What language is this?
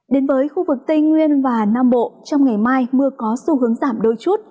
Vietnamese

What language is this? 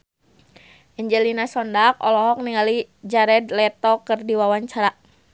Sundanese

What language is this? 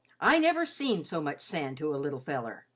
English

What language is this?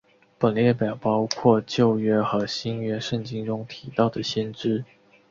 Chinese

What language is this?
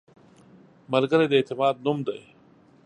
Pashto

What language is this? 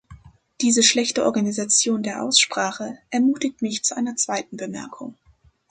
German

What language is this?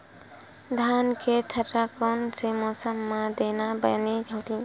Chhattisgarhi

